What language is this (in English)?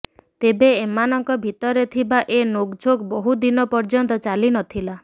Odia